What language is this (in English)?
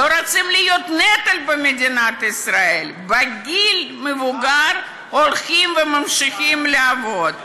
Hebrew